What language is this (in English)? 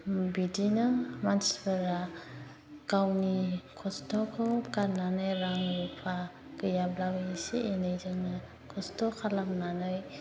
Bodo